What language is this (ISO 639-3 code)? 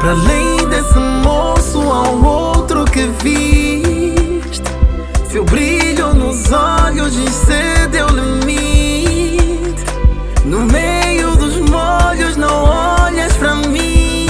por